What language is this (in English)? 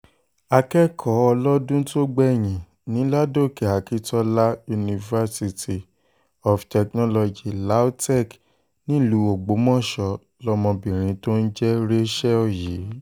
Yoruba